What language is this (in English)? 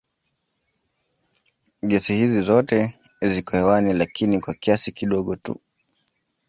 Swahili